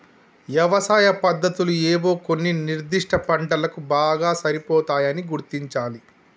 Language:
Telugu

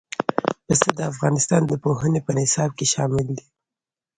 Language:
Pashto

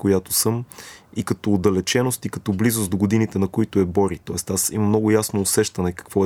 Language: Bulgarian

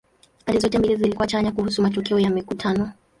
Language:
Swahili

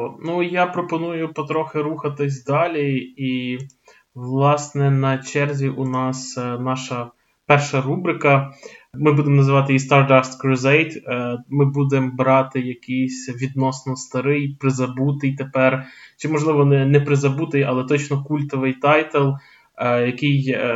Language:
Ukrainian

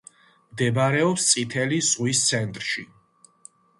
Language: Georgian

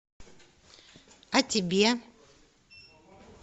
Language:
Russian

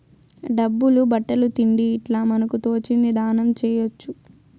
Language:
Telugu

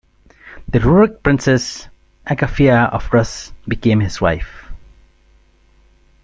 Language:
English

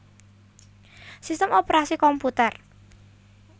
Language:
Javanese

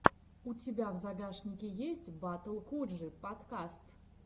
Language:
Russian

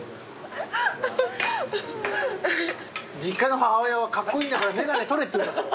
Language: Japanese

